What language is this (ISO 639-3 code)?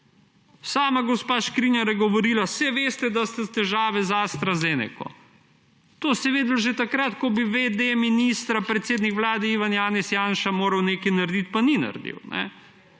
slv